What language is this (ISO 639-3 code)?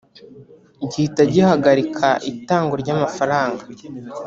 kin